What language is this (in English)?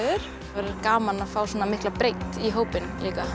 Icelandic